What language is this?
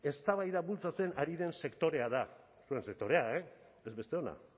Basque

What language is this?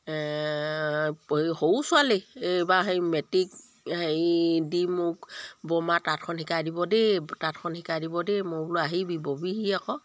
Assamese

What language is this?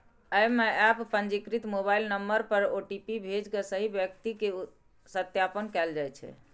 Maithili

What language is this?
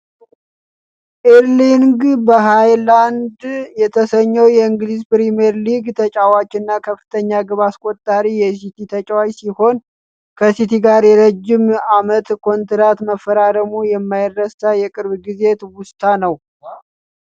Amharic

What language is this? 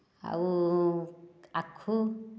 Odia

